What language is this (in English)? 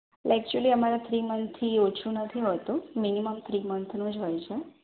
Gujarati